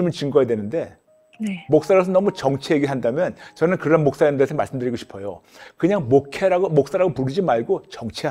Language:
Korean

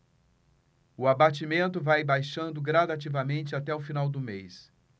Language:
Portuguese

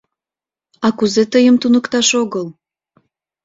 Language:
Mari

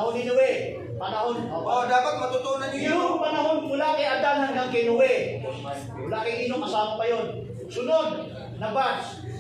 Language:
Filipino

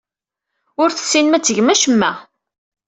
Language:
Kabyle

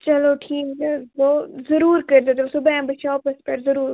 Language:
Kashmiri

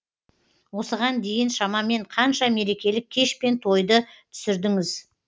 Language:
Kazakh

